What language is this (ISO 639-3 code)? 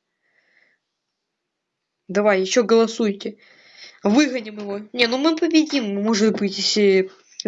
rus